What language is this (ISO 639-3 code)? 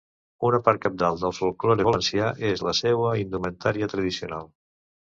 cat